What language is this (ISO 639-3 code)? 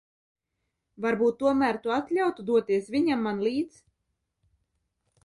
lav